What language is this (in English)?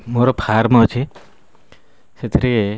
Odia